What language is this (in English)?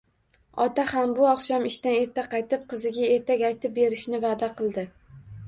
Uzbek